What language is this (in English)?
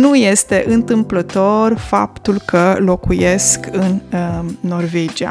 Romanian